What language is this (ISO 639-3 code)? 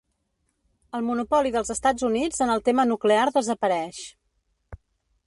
cat